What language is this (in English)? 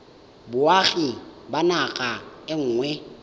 Tswana